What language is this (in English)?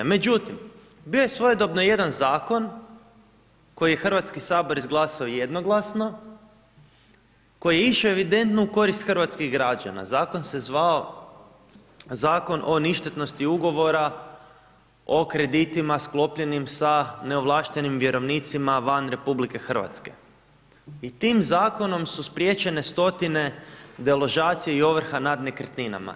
Croatian